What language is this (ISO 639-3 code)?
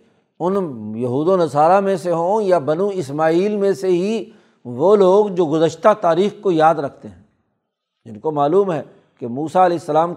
urd